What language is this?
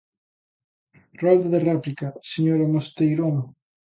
Galician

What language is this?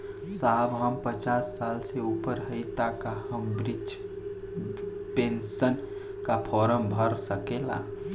Bhojpuri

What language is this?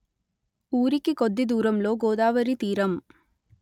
Telugu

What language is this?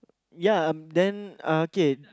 English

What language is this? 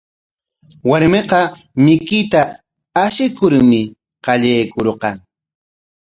Corongo Ancash Quechua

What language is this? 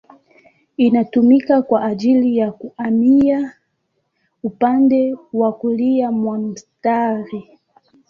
Swahili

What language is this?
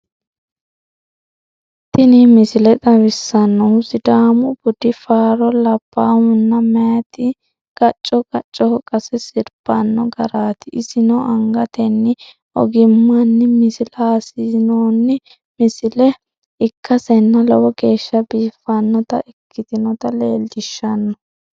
Sidamo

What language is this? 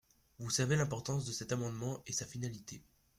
French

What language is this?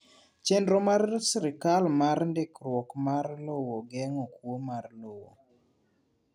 Luo (Kenya and Tanzania)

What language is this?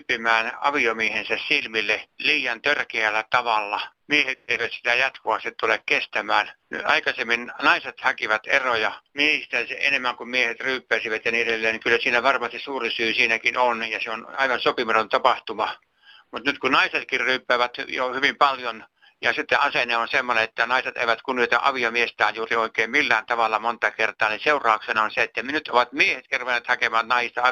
Finnish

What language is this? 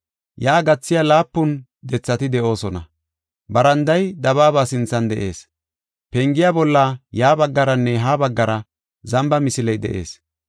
Gofa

